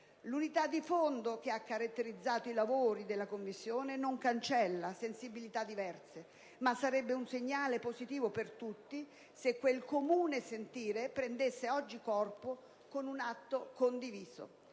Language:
Italian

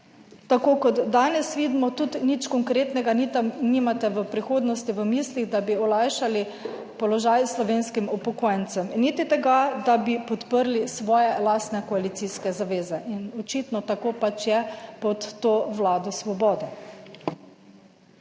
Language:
Slovenian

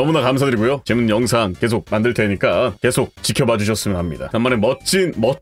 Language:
Korean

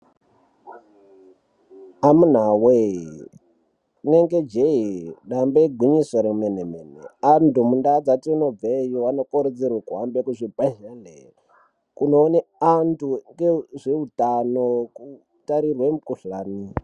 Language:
Ndau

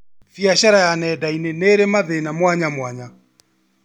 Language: Kikuyu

